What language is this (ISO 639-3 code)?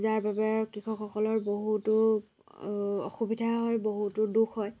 asm